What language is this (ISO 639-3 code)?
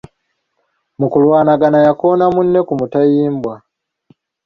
lug